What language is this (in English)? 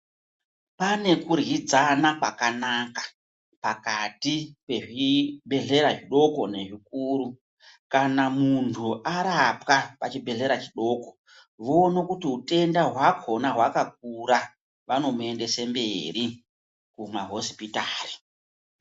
Ndau